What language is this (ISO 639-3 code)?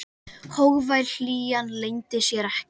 isl